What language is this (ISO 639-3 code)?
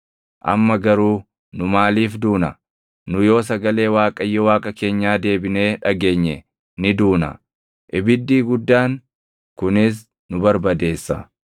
orm